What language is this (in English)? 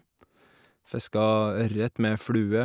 Norwegian